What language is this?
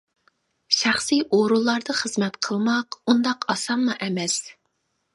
Uyghur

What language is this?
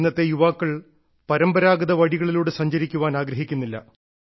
Malayalam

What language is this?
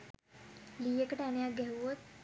Sinhala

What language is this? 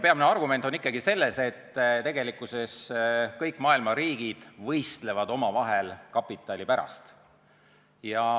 Estonian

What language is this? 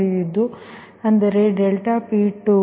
Kannada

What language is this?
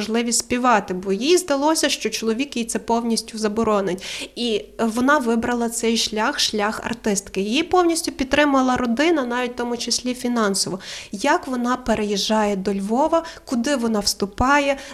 Ukrainian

